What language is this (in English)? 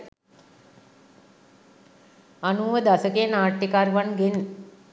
Sinhala